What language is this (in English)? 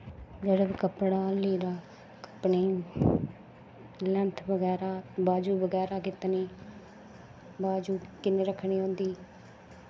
Dogri